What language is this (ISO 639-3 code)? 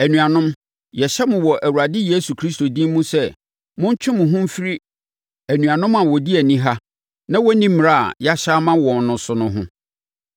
aka